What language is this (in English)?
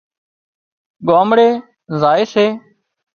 Wadiyara Koli